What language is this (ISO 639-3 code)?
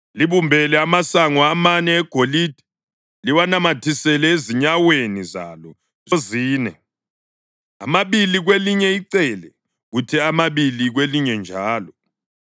nde